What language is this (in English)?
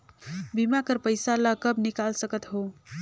Chhattisgarhi